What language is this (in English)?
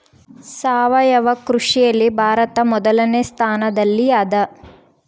Kannada